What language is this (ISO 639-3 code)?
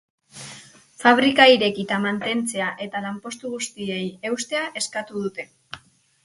eus